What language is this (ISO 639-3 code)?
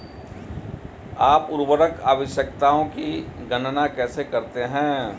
hin